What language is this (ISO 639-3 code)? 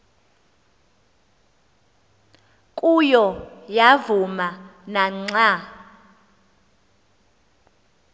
xho